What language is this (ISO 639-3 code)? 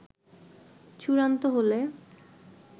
ben